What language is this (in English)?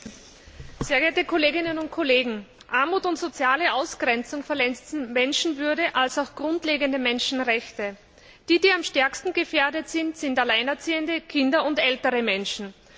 German